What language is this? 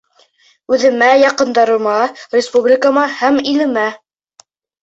Bashkir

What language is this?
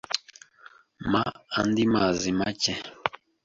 Kinyarwanda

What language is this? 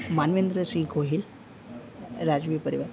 Gujarati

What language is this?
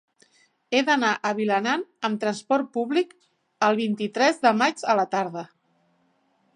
Catalan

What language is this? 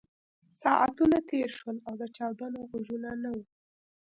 Pashto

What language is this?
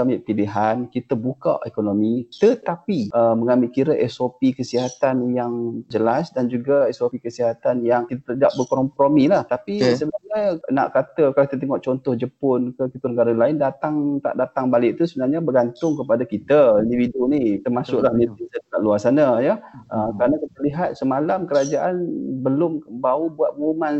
Malay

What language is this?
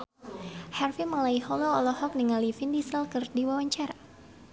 Sundanese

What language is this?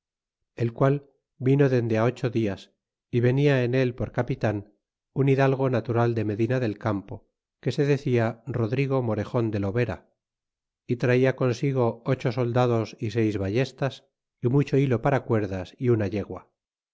Spanish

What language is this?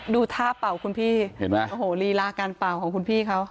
Thai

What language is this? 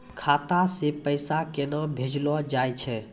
Maithili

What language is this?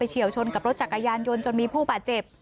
Thai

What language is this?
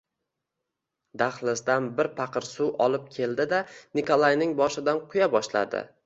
Uzbek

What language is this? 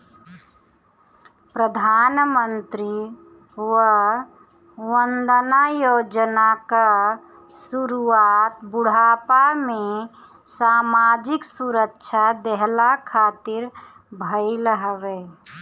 Bhojpuri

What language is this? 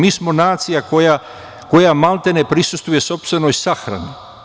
Serbian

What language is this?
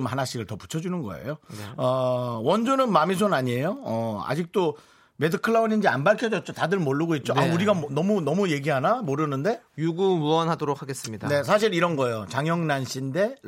Korean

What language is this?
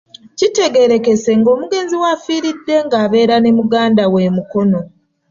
Ganda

